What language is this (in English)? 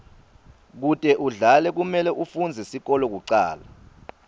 Swati